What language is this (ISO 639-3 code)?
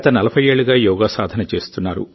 tel